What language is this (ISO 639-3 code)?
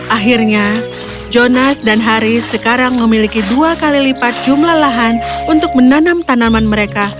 ind